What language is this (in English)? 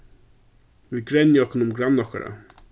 Faroese